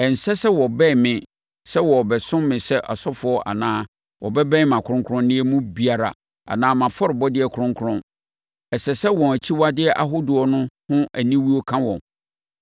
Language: Akan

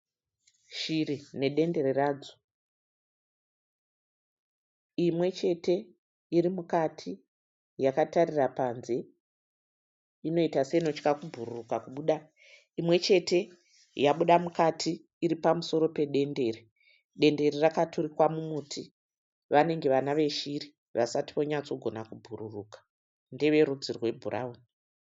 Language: Shona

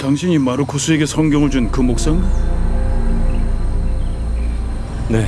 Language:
Korean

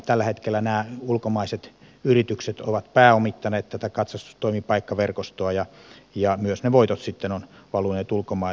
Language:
Finnish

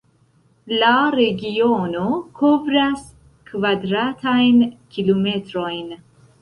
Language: Esperanto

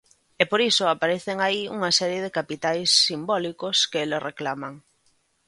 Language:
Galician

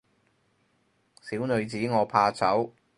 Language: Cantonese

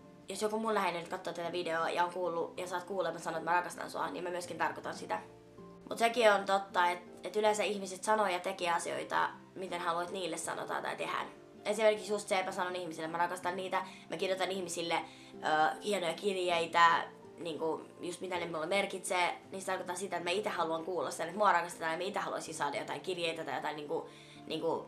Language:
Finnish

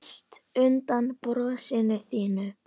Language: Icelandic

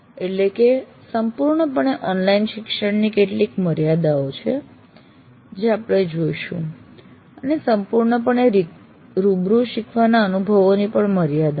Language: Gujarati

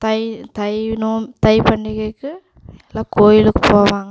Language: Tamil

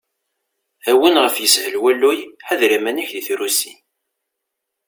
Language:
Kabyle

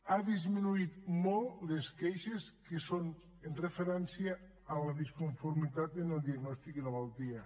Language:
Catalan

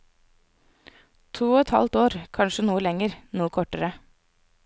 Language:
Norwegian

